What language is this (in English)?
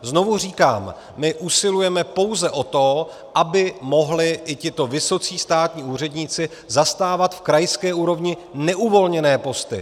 Czech